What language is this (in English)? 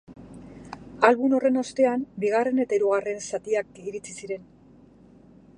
Basque